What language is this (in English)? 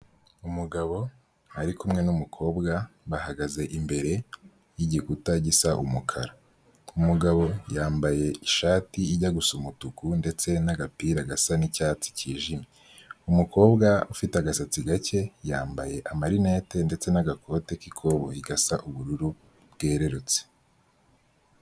Kinyarwanda